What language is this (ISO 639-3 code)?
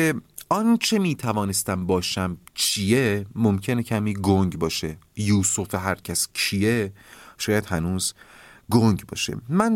fas